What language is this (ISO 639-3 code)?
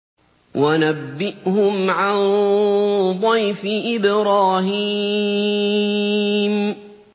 ara